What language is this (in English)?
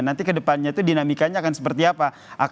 Indonesian